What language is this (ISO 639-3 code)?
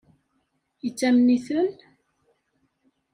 kab